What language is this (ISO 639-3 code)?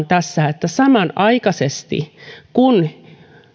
fin